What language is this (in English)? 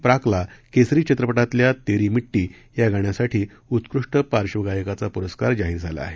Marathi